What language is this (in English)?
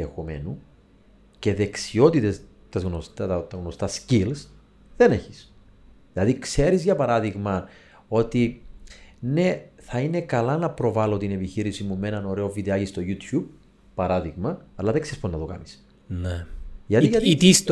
Greek